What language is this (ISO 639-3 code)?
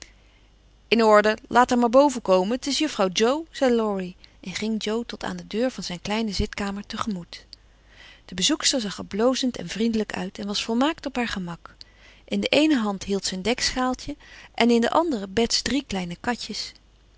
nld